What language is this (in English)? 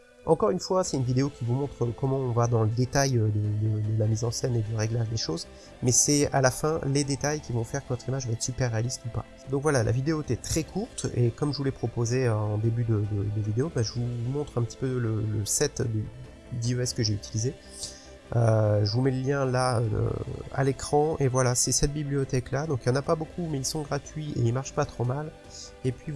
French